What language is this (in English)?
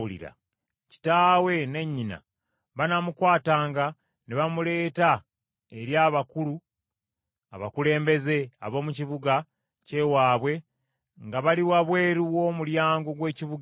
Ganda